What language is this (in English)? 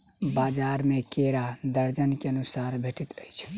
Maithili